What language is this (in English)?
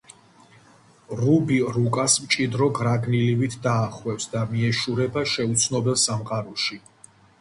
Georgian